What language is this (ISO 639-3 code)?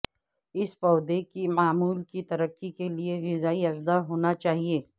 urd